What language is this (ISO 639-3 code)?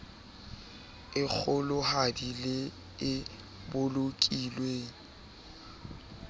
sot